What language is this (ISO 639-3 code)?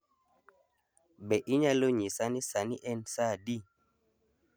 luo